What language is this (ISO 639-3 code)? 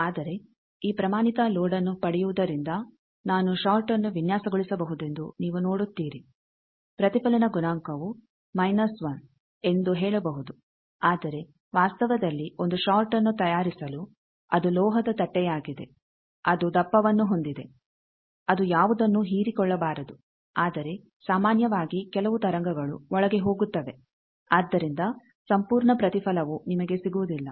kan